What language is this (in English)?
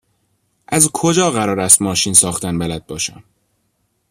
Persian